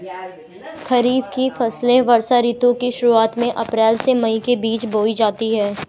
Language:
Hindi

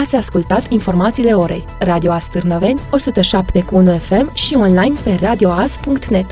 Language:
Romanian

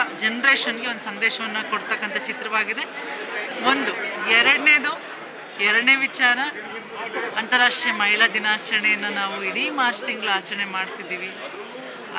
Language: Italian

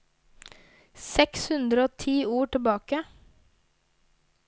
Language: Norwegian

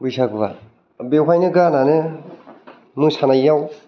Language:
Bodo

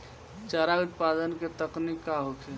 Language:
Bhojpuri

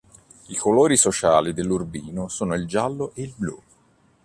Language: Italian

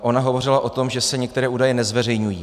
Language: Czech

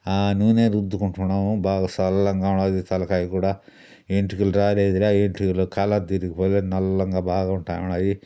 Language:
Telugu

